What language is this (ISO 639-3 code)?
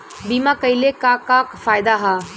bho